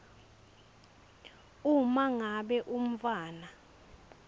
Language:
Swati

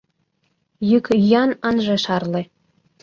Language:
Mari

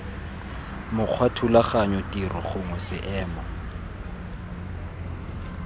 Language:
Tswana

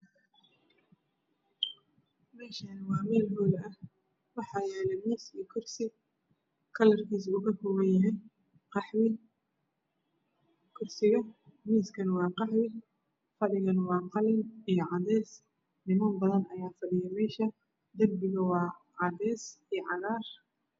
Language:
Somali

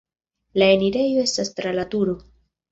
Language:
Esperanto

